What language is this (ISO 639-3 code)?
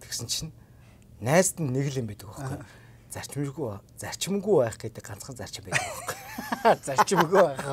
tur